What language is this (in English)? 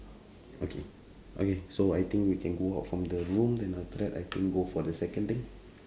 English